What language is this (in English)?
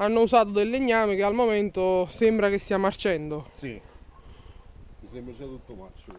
Italian